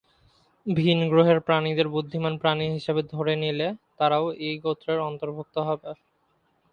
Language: Bangla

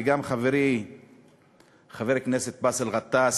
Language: Hebrew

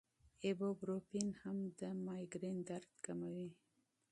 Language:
Pashto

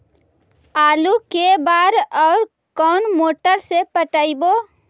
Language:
Magahi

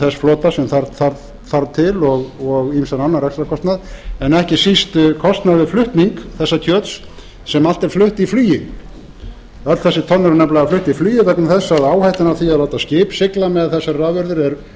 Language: Icelandic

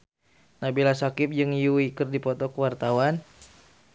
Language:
Sundanese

